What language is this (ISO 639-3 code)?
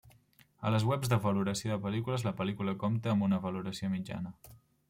cat